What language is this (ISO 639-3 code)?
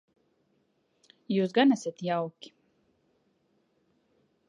lav